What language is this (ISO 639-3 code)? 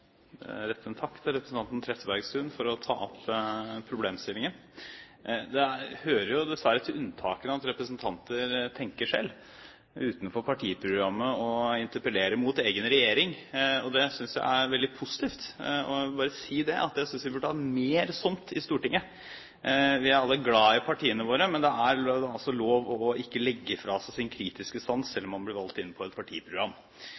nob